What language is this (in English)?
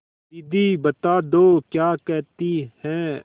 Hindi